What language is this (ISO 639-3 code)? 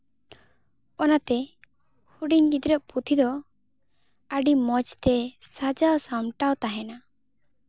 sat